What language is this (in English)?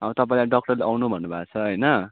Nepali